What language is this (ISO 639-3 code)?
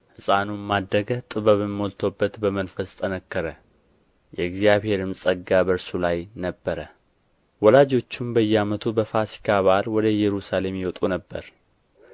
amh